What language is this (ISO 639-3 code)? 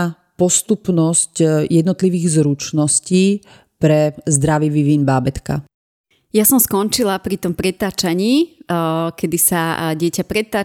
slk